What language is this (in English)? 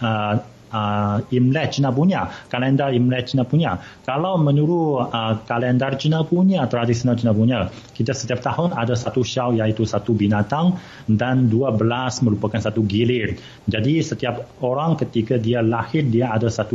Malay